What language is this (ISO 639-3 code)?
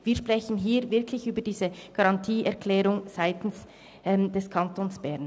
gsw